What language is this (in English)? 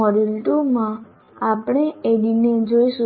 Gujarati